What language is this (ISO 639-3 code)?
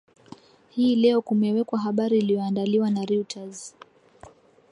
swa